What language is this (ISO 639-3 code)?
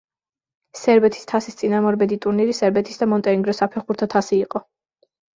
kat